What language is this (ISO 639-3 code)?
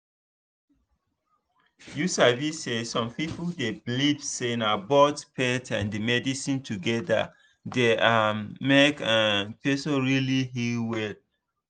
pcm